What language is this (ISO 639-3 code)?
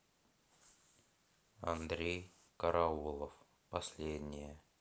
rus